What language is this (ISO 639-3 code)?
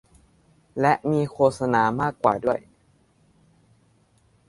tha